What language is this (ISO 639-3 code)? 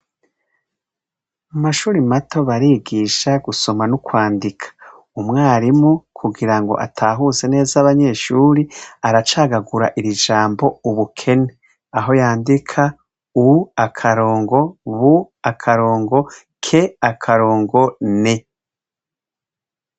run